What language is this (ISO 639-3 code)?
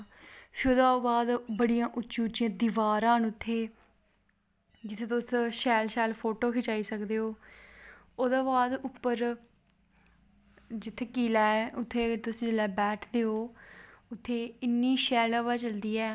doi